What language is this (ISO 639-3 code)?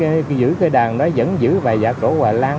vie